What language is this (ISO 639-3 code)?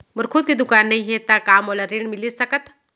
hne